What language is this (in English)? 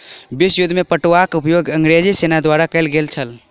Maithili